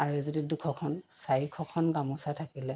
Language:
Assamese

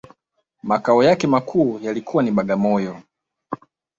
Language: Swahili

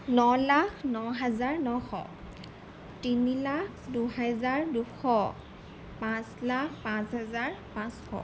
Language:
Assamese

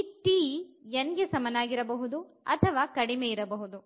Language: Kannada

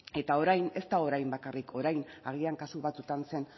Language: Basque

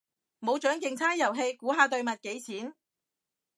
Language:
Cantonese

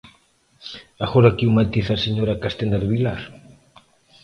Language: Galician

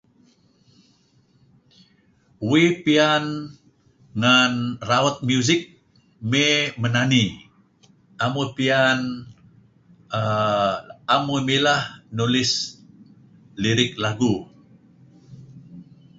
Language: Kelabit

